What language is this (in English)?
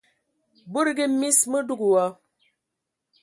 Ewondo